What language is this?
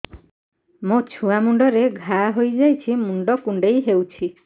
Odia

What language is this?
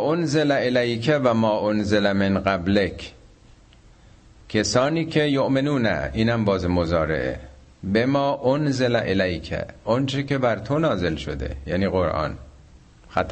Persian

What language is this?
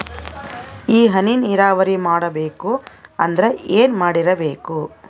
Kannada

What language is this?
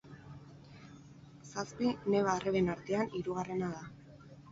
Basque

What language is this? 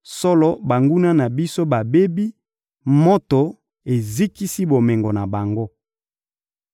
Lingala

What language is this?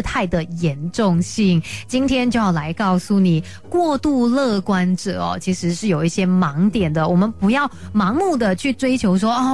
Chinese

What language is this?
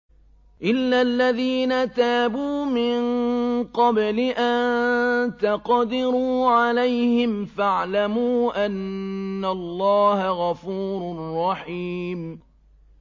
Arabic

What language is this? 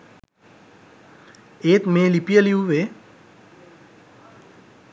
Sinhala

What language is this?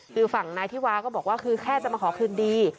Thai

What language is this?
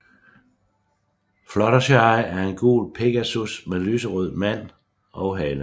Danish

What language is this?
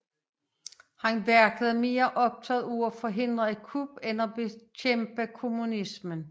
Danish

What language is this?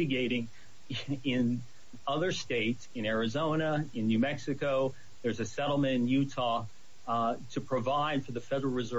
English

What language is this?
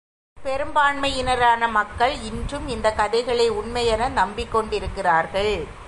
Tamil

